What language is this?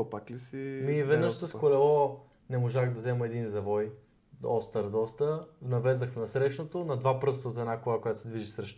Bulgarian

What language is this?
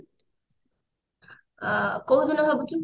Odia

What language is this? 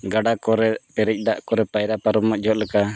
Santali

